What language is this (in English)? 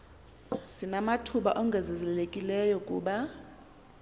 Xhosa